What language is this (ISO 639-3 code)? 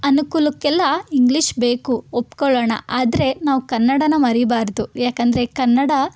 kan